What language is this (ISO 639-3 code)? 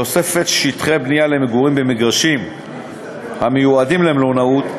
heb